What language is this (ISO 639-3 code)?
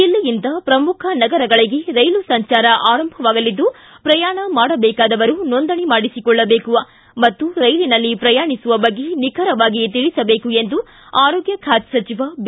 kan